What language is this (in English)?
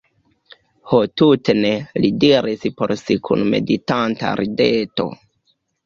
Esperanto